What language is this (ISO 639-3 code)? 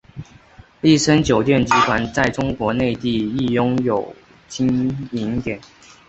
zho